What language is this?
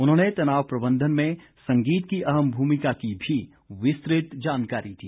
Hindi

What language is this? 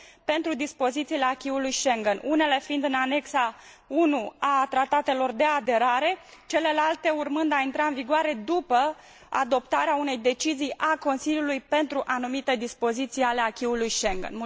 Romanian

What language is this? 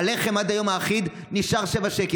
Hebrew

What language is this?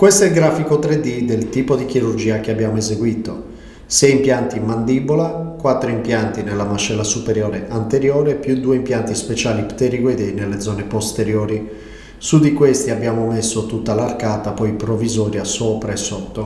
Italian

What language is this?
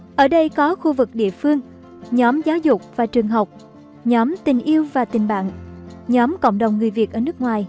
Vietnamese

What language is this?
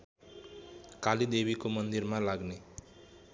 Nepali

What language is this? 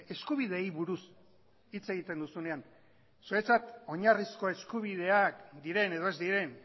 Basque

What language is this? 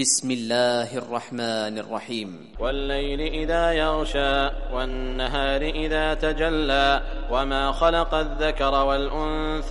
Arabic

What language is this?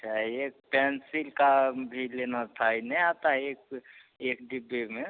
Hindi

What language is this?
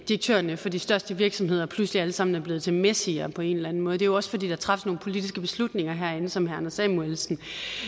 Danish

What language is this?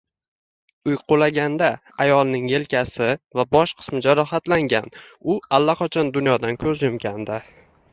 Uzbek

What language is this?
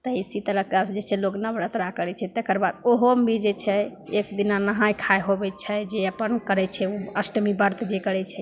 Maithili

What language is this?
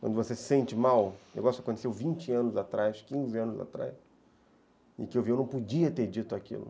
Portuguese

